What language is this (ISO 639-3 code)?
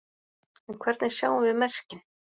isl